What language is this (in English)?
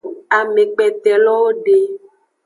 Aja (Benin)